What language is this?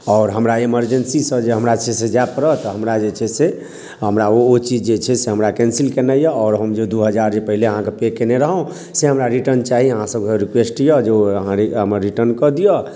Maithili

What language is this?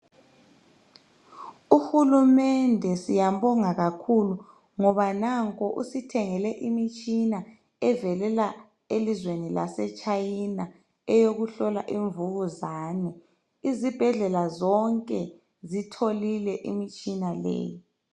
North Ndebele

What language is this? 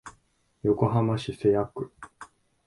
Japanese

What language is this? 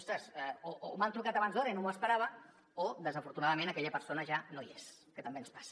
Catalan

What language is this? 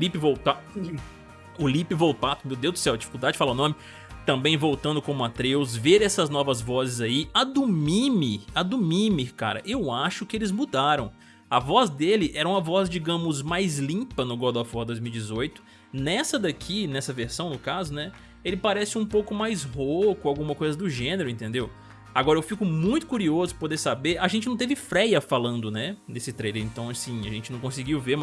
Portuguese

